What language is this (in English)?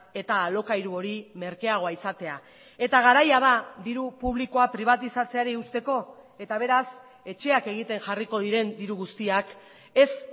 Basque